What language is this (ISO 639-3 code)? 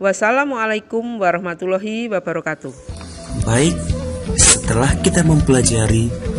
ind